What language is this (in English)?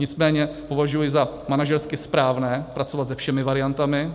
Czech